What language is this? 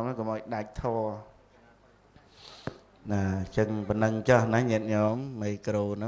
Vietnamese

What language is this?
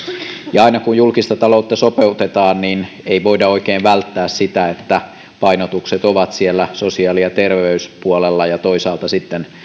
Finnish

